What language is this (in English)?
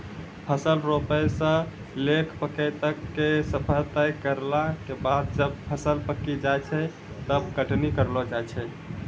Maithili